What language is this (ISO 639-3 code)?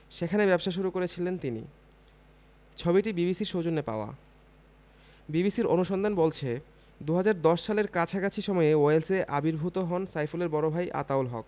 ben